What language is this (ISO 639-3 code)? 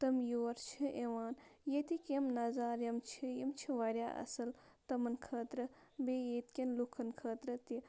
kas